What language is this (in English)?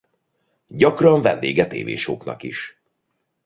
Hungarian